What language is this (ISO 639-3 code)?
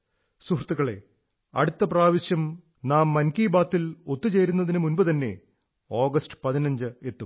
mal